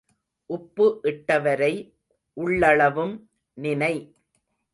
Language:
Tamil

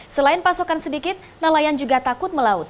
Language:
Indonesian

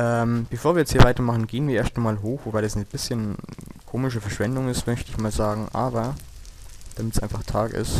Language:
German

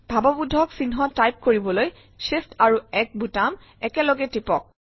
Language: Assamese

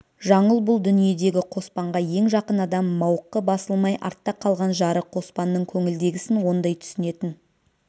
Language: Kazakh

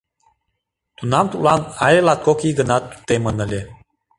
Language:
Mari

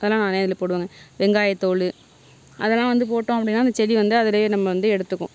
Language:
Tamil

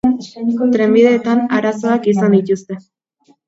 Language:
Basque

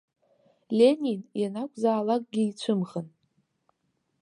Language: Abkhazian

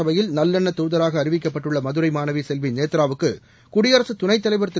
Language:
Tamil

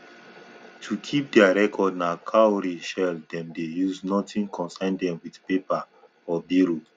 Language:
Nigerian Pidgin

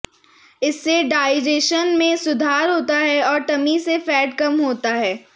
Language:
Hindi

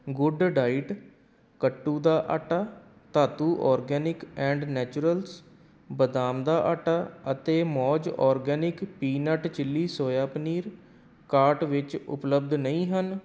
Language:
Punjabi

